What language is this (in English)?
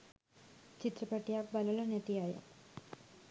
Sinhala